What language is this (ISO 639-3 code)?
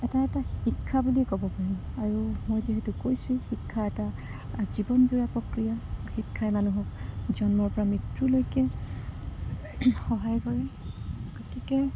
asm